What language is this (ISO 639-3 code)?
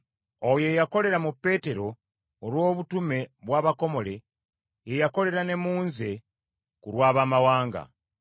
lug